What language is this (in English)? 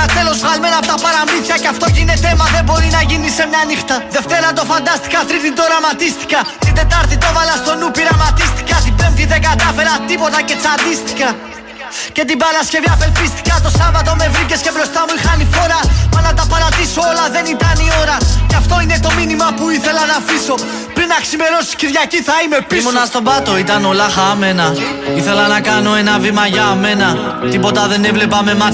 Greek